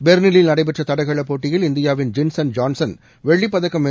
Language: Tamil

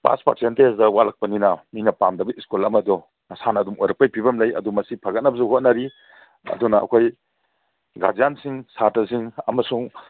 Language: Manipuri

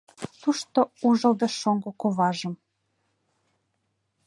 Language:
Mari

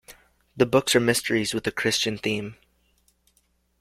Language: English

